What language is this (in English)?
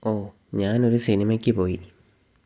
Malayalam